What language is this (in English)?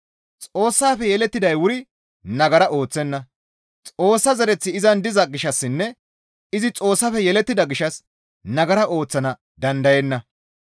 Gamo